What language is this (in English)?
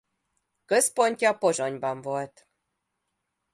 Hungarian